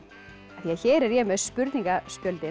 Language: Icelandic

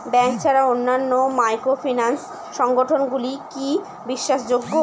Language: Bangla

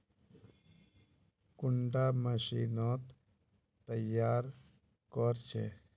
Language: Magahi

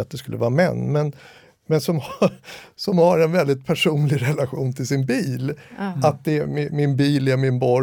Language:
Swedish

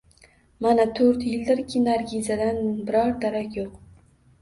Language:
Uzbek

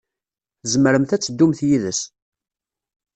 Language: Kabyle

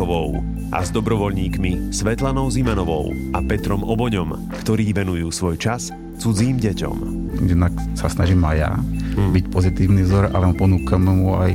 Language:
Slovak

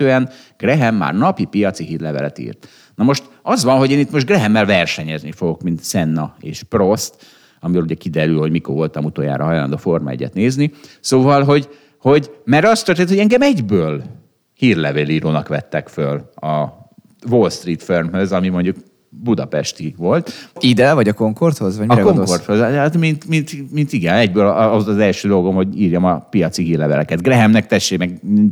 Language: Hungarian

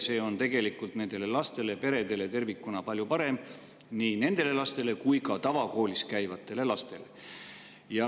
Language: Estonian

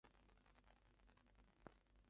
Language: Chinese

